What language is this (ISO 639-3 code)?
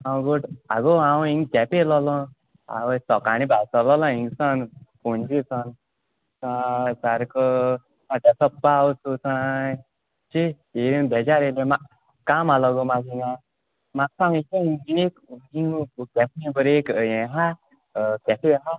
kok